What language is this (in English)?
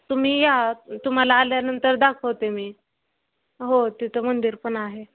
Marathi